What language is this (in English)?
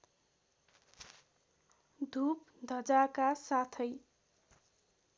Nepali